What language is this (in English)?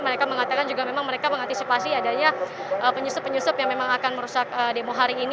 Indonesian